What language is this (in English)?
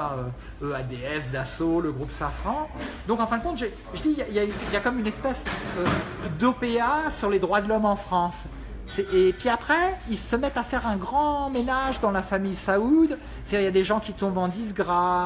French